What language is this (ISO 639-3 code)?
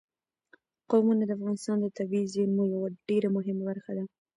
pus